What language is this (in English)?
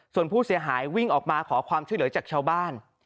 Thai